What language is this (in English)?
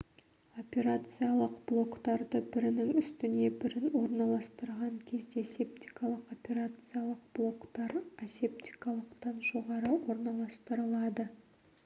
Kazakh